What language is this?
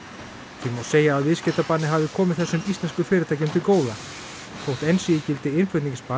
Icelandic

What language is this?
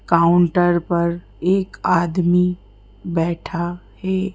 Hindi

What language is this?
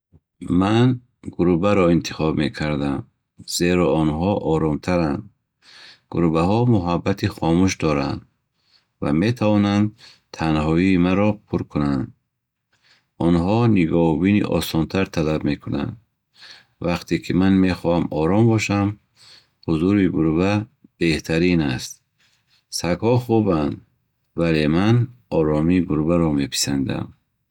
Bukharic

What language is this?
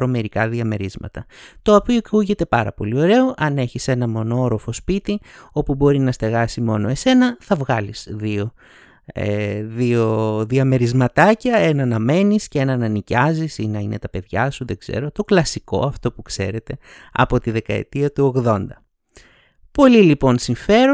Greek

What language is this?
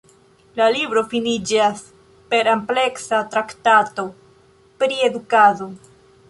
Esperanto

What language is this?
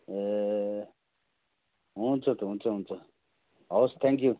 Nepali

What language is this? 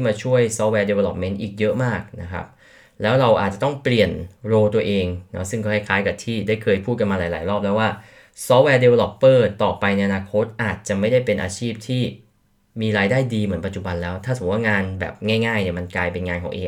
Thai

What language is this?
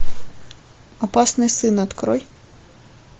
Russian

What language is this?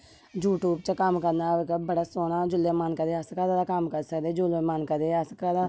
Dogri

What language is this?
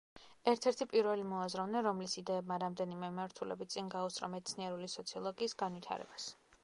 Georgian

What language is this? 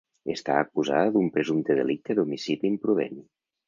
Catalan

